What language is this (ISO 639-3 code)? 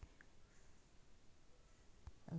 mai